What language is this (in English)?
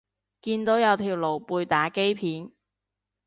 Cantonese